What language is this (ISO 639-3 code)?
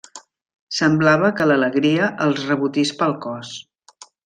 cat